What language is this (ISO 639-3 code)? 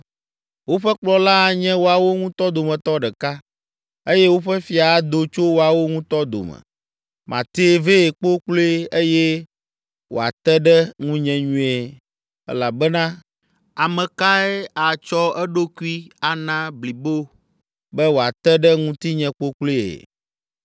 ewe